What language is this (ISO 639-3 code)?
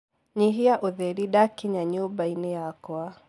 kik